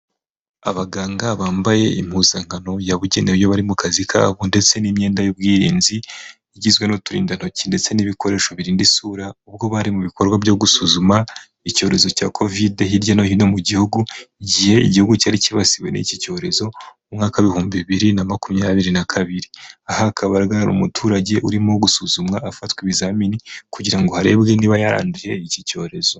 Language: Kinyarwanda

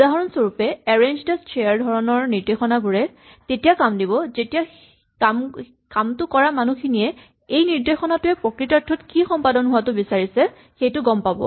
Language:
Assamese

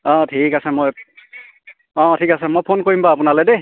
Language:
Assamese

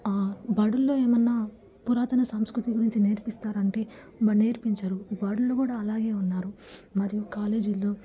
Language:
Telugu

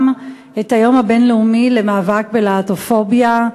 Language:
Hebrew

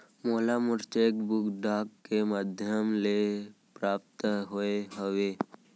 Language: Chhattisgarhi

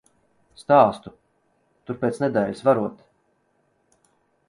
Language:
Latvian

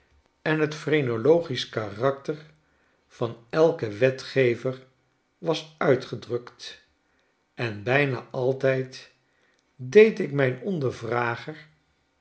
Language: Dutch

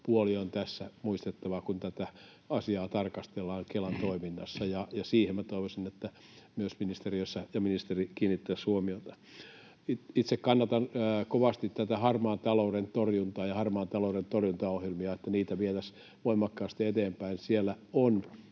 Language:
Finnish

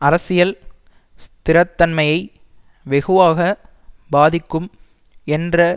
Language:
Tamil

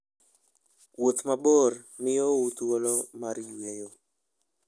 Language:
Luo (Kenya and Tanzania)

